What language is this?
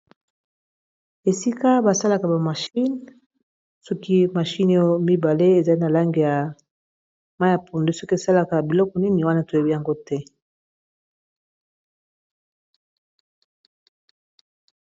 Lingala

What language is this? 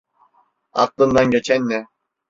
Turkish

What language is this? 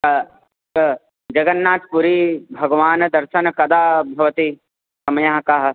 Sanskrit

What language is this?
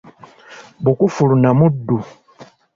Ganda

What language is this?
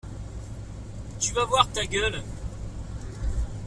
French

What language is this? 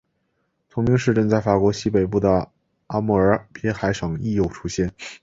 Chinese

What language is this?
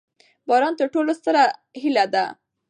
Pashto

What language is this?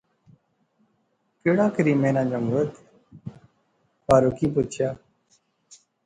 Pahari-Potwari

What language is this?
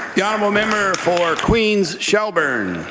English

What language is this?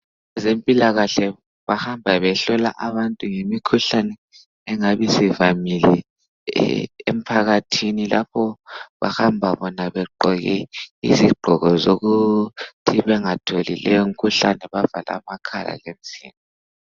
North Ndebele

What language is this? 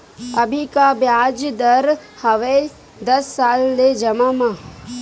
Chhattisgarhi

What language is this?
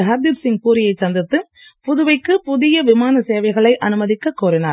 Tamil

